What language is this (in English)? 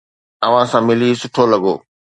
Sindhi